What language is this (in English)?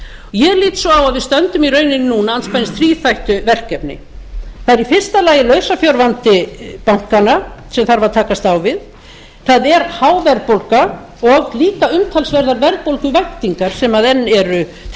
Icelandic